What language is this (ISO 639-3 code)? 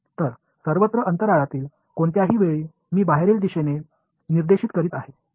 mar